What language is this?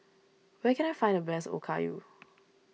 English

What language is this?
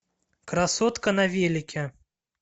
Russian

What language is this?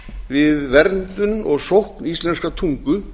Icelandic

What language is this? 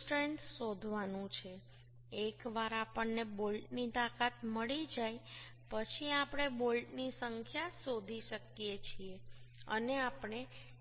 Gujarati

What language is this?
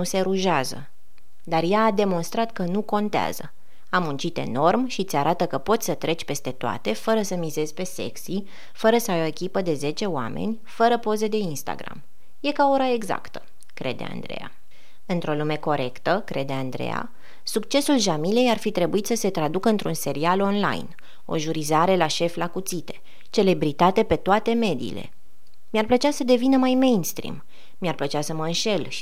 Romanian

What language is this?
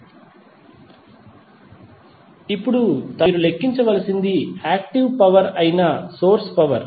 Telugu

